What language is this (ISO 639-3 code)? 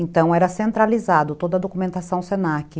por